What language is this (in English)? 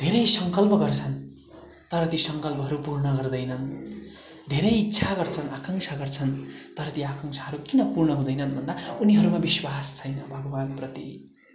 Nepali